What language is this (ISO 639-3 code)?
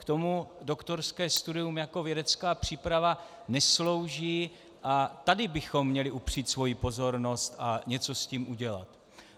ces